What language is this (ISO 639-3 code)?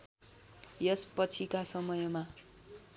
nep